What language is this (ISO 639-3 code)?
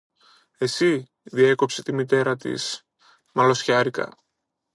ell